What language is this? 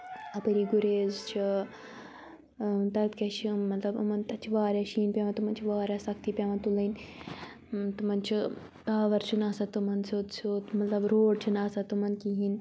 Kashmiri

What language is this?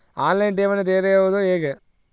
Kannada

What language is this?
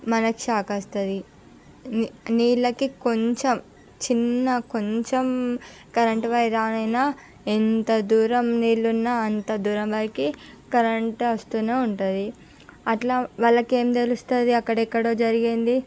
Telugu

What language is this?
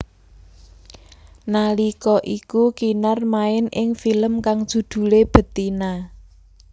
Javanese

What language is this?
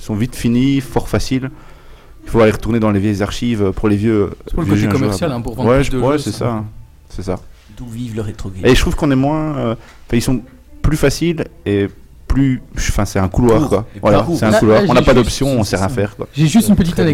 French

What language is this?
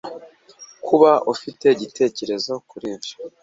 Kinyarwanda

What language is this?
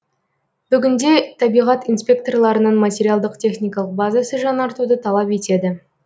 Kazakh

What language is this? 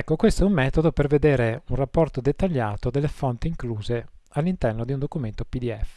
Italian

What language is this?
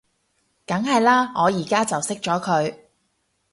Cantonese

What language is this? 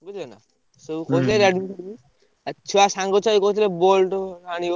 Odia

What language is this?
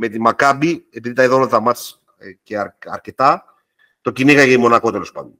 Greek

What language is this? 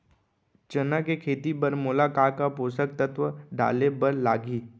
Chhattisgarhi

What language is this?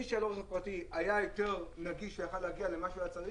Hebrew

